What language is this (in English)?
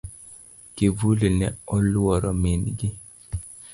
Luo (Kenya and Tanzania)